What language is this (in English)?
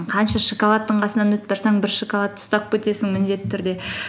Kazakh